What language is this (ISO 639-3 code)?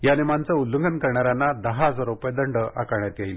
mar